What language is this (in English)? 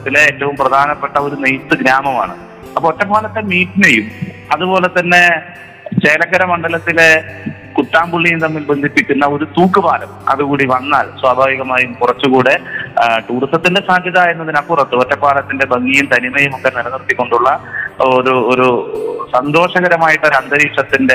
Malayalam